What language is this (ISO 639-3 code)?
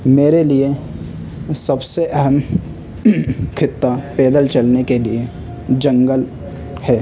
urd